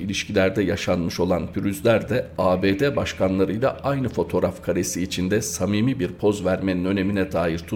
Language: Turkish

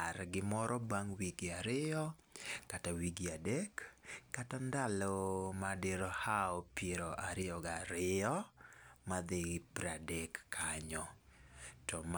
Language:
Luo (Kenya and Tanzania)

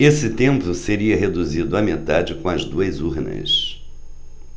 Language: Portuguese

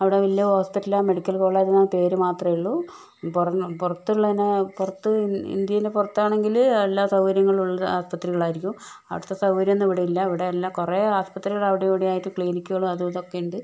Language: Malayalam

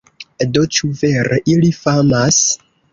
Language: Esperanto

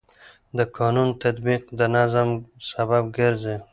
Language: Pashto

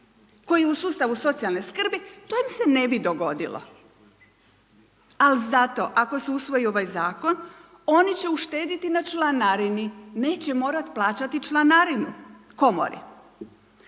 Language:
Croatian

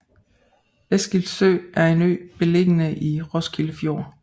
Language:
Danish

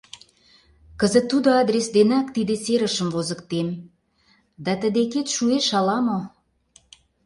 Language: Mari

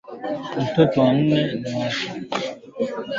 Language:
Swahili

